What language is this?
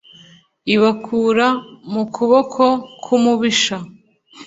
Kinyarwanda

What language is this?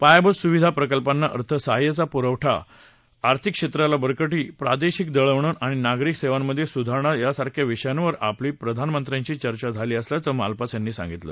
Marathi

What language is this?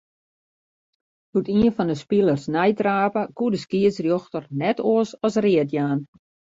Western Frisian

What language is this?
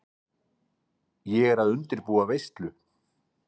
Icelandic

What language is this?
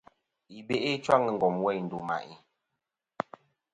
Kom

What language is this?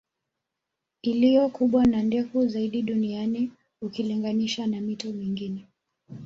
Swahili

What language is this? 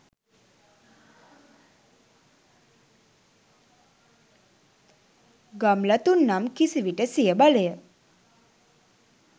Sinhala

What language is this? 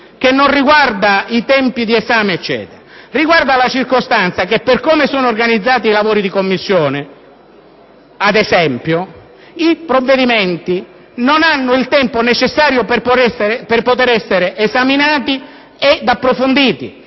Italian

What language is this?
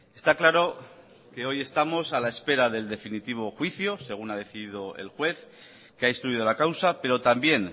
Spanish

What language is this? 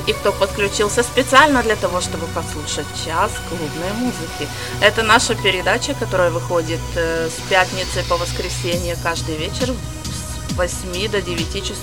Russian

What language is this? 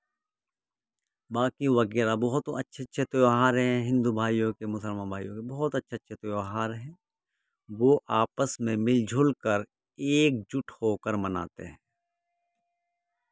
Urdu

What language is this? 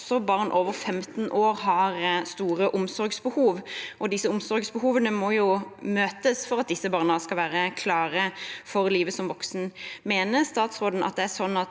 Norwegian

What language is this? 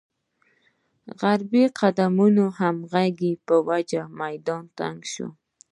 Pashto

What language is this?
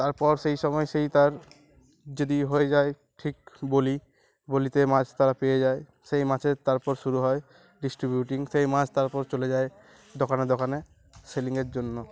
Bangla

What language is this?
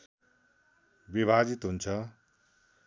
Nepali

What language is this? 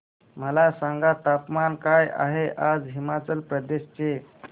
Marathi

